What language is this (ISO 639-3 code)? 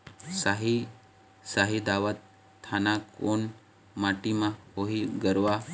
hne